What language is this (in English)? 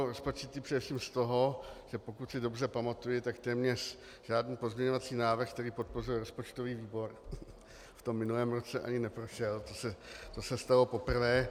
Czech